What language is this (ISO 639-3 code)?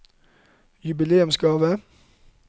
nor